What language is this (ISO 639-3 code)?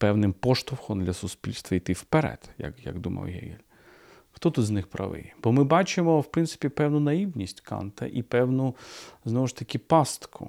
ukr